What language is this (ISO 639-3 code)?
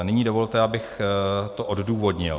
ces